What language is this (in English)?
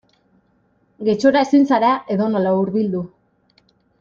Basque